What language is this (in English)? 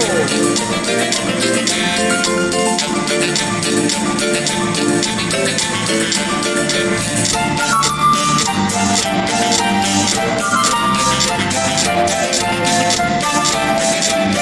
Spanish